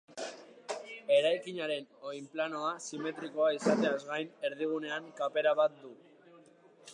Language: Basque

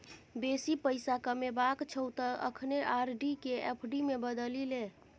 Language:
Maithili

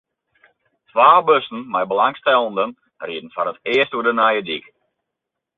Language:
Western Frisian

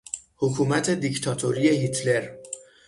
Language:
Persian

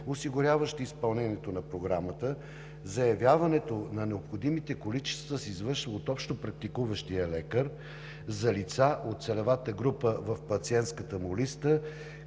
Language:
Bulgarian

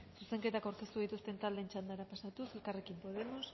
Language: Basque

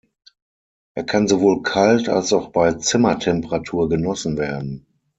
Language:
German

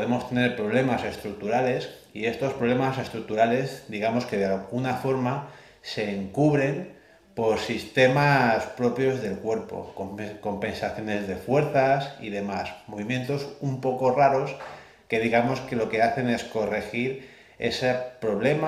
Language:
Spanish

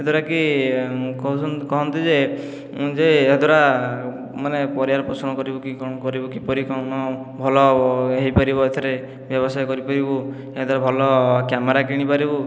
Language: Odia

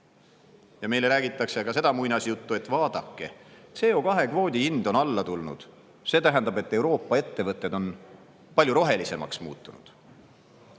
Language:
Estonian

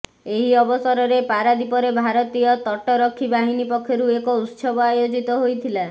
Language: Odia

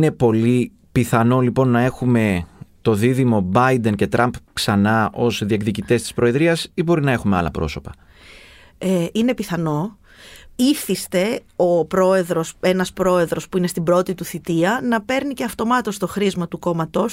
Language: Greek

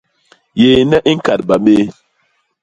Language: Basaa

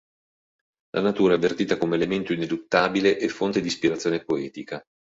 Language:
Italian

